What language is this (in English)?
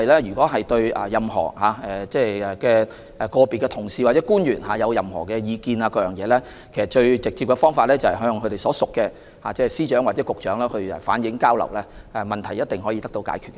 Cantonese